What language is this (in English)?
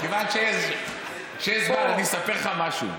Hebrew